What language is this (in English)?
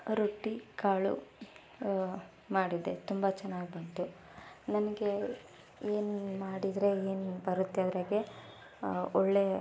Kannada